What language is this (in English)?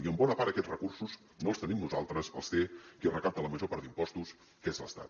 Catalan